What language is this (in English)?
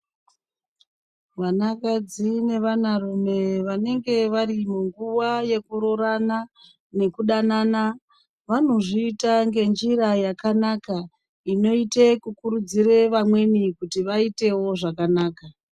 Ndau